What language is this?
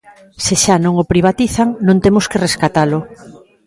Galician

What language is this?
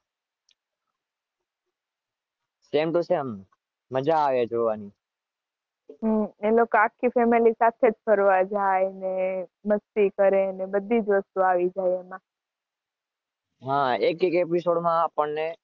Gujarati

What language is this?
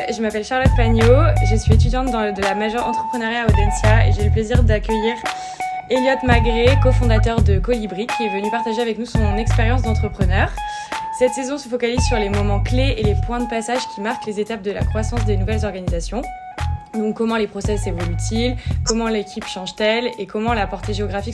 French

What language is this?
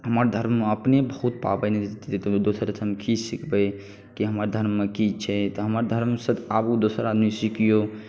Maithili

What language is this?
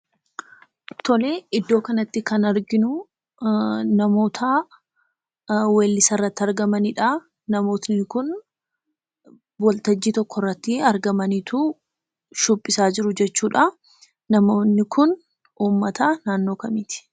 Oromo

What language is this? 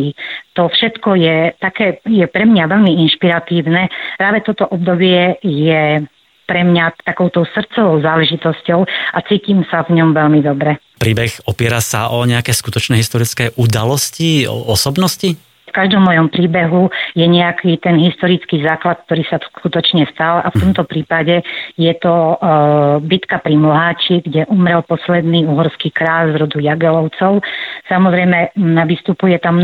Slovak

